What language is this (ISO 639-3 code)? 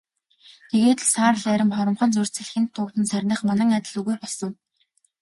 mon